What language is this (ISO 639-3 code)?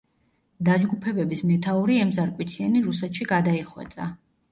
kat